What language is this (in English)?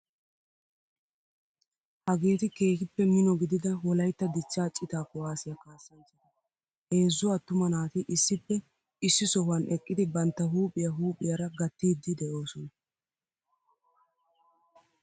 Wolaytta